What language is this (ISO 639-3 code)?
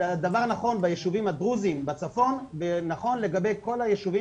heb